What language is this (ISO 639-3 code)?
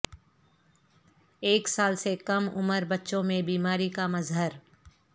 urd